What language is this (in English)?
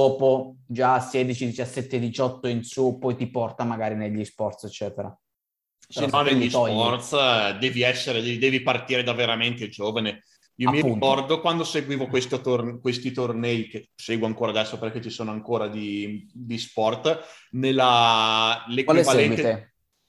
Italian